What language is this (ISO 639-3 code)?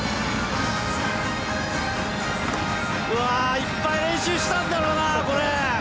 jpn